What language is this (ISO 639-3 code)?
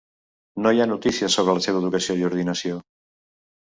cat